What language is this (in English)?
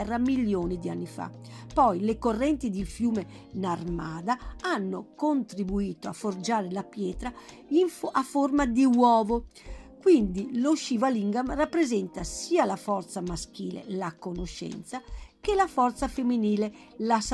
Italian